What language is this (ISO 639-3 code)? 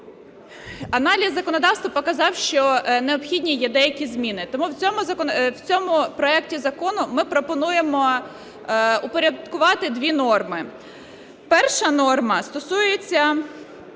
ukr